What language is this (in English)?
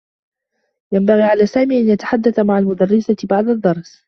Arabic